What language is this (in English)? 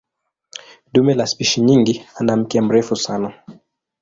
Swahili